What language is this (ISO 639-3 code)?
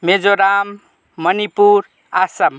nep